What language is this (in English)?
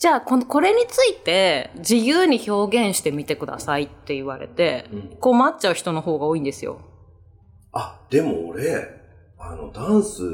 Japanese